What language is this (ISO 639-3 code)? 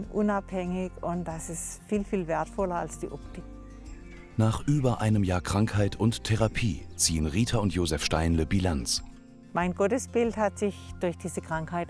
deu